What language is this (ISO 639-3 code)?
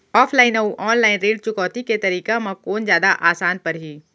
hne